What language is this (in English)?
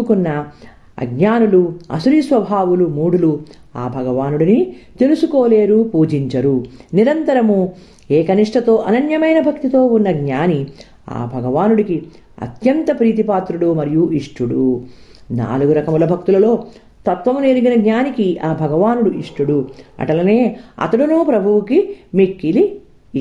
Telugu